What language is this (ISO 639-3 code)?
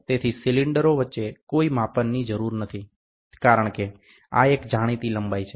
guj